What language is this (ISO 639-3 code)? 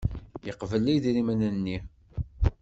kab